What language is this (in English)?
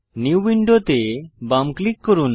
Bangla